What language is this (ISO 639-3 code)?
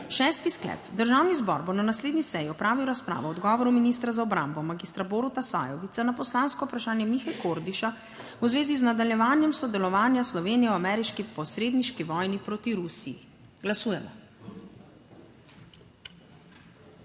slv